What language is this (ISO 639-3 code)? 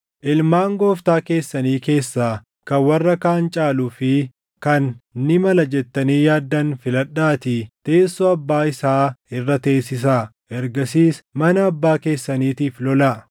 orm